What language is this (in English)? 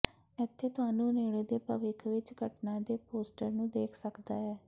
Punjabi